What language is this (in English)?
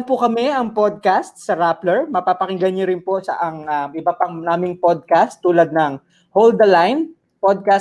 Filipino